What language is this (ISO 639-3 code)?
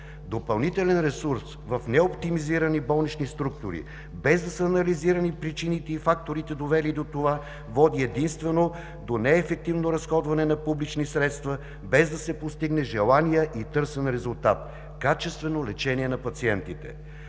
bul